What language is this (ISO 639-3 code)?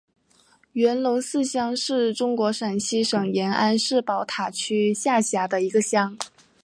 zho